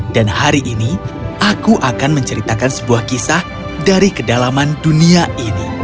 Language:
Indonesian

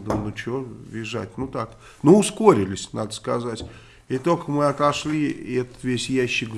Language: Russian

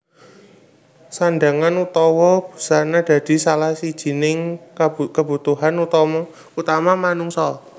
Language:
Javanese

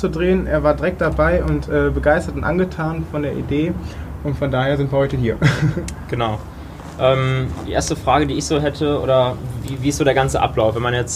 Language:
German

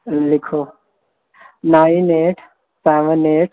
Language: Punjabi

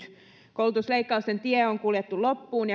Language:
Finnish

